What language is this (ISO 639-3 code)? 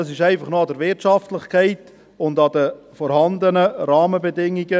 gsw